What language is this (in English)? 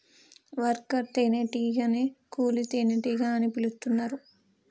Telugu